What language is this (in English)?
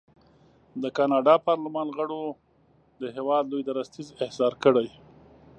Pashto